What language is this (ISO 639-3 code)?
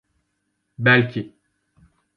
tur